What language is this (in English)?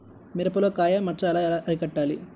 Telugu